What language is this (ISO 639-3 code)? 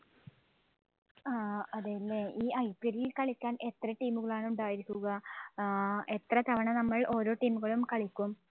mal